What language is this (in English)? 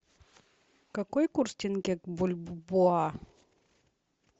Russian